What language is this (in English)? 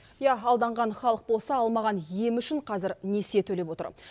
Kazakh